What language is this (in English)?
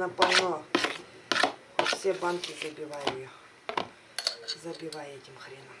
Russian